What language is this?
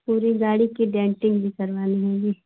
Hindi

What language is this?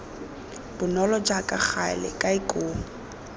Tswana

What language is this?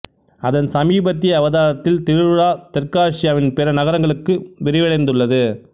Tamil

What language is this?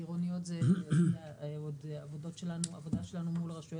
Hebrew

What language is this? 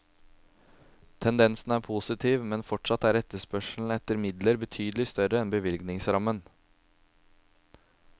Norwegian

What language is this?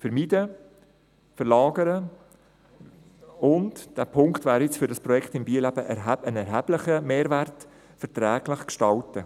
Swiss German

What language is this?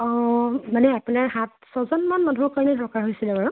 Assamese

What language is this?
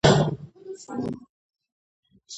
Georgian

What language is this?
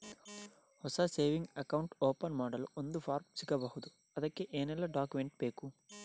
Kannada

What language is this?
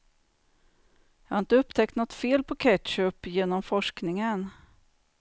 Swedish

